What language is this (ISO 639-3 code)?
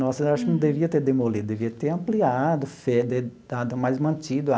por